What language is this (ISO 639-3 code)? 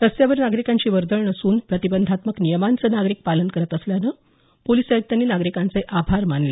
mar